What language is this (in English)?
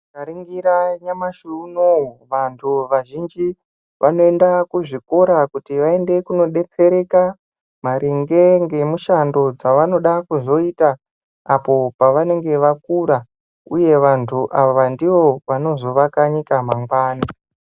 Ndau